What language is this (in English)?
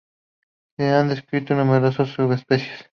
Spanish